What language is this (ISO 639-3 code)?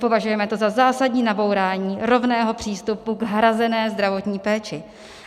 ces